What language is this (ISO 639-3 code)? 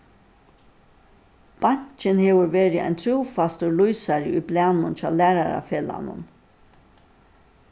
fao